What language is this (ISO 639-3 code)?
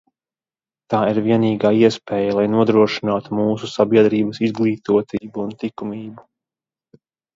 lav